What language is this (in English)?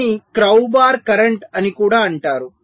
Telugu